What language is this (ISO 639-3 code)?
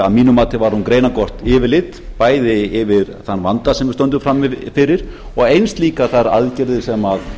isl